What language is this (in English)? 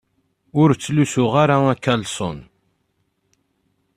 Kabyle